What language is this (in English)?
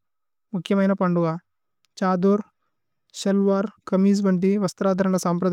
Tulu